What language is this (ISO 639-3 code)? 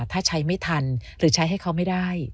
tha